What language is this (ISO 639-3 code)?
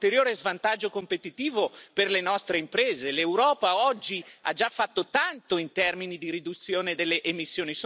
ita